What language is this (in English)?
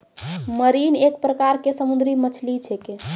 Maithili